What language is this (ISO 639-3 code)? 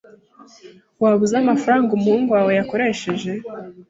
kin